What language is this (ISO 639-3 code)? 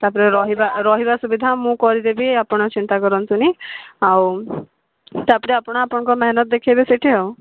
ori